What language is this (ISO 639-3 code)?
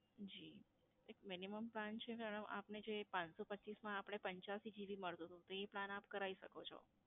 guj